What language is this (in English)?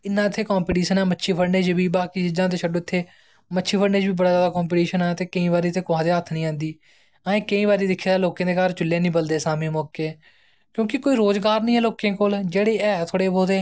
Dogri